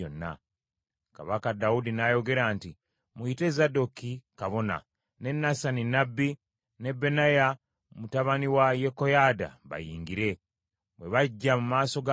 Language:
Ganda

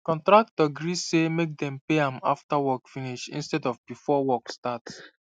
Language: Nigerian Pidgin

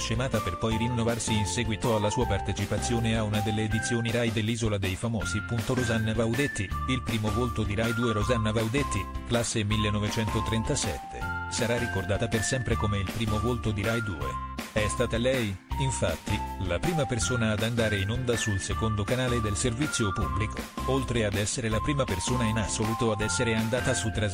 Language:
Italian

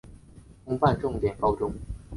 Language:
Chinese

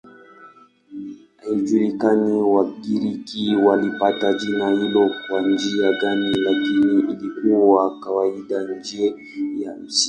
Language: Swahili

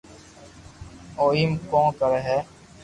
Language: Loarki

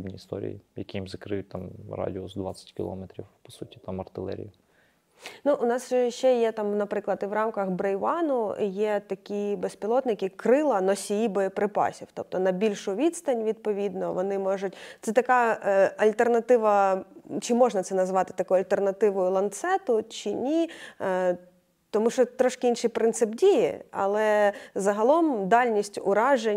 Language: Ukrainian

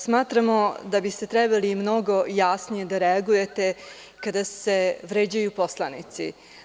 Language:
Serbian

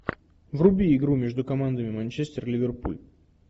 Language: Russian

